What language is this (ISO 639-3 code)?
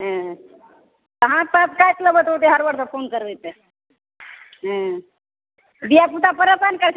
mai